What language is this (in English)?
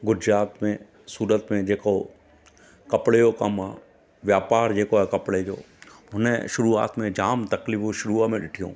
Sindhi